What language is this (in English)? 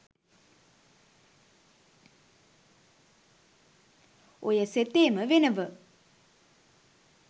Sinhala